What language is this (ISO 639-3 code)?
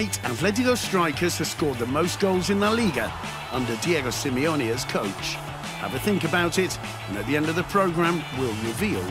eng